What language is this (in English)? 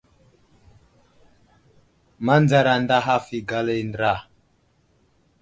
Wuzlam